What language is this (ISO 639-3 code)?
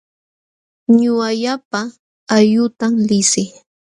qxw